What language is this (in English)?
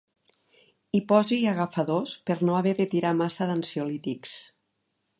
Catalan